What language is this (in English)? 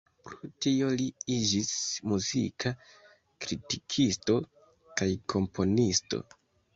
Esperanto